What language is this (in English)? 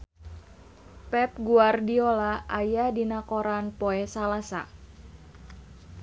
Sundanese